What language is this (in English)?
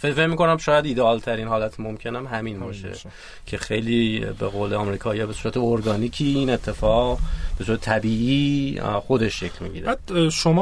Persian